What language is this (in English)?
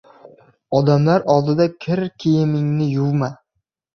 Uzbek